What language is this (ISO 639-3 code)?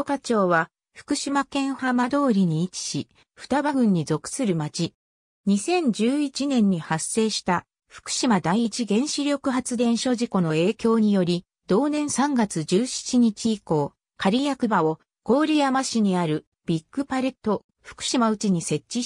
jpn